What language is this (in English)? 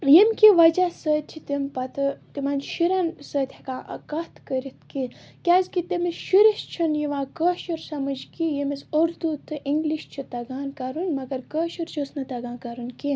Kashmiri